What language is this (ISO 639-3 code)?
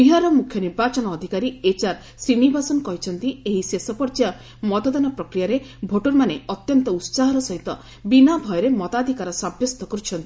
ori